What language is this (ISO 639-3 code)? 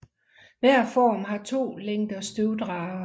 dan